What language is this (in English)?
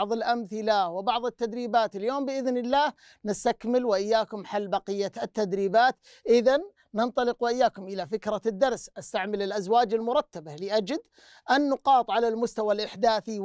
Arabic